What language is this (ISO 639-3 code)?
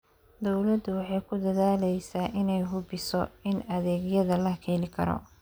som